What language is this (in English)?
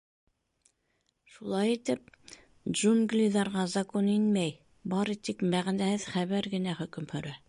Bashkir